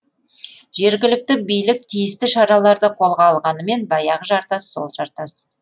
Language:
Kazakh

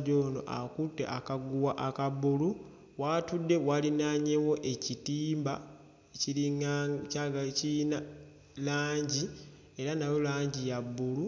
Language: Ganda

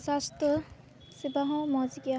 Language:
Santali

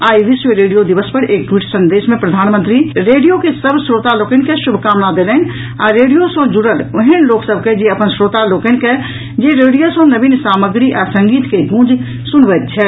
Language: Maithili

